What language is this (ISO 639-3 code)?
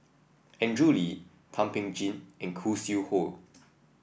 eng